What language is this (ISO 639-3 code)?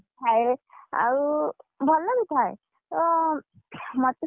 ori